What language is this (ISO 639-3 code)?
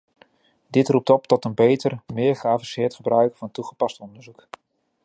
nld